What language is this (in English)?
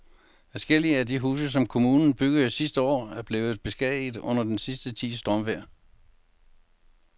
Danish